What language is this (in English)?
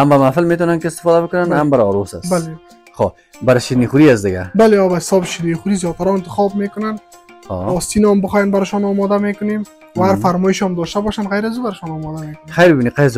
Persian